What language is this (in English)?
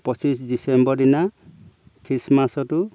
Assamese